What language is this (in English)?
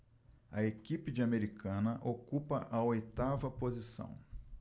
Portuguese